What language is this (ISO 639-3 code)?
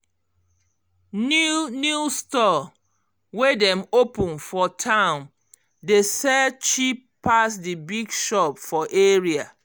pcm